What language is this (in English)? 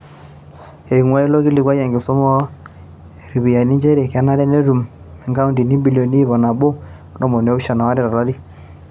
Masai